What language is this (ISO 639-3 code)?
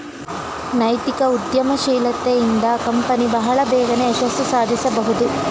kan